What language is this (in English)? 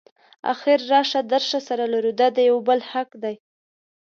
Pashto